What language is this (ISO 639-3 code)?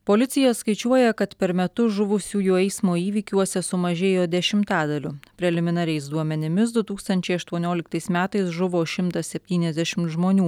lit